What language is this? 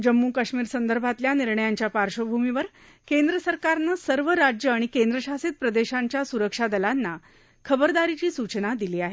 Marathi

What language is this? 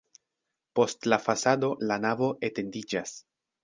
Esperanto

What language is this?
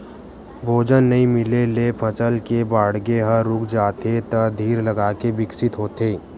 Chhattisgarhi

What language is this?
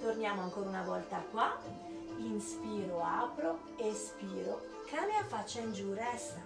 Italian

